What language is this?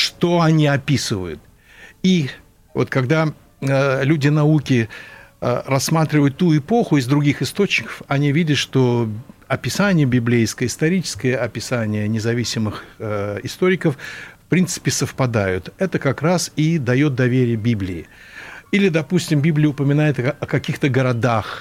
Russian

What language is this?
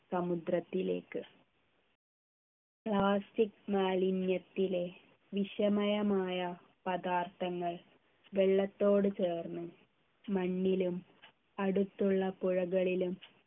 Malayalam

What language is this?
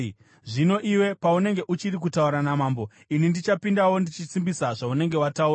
Shona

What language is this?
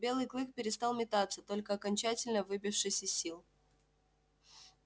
Russian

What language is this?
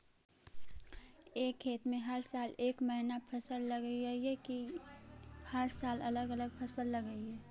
Magahi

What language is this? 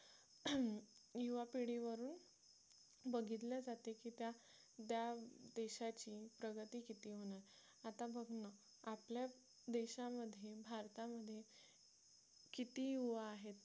Marathi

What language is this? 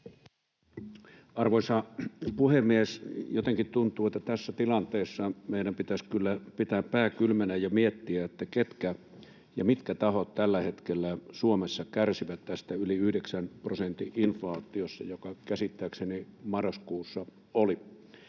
Finnish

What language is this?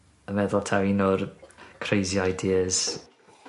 Welsh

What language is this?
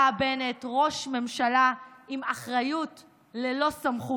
Hebrew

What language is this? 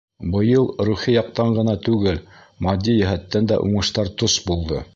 Bashkir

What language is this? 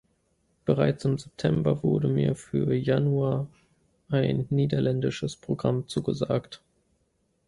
German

